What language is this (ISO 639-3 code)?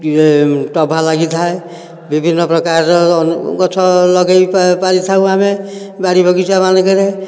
ori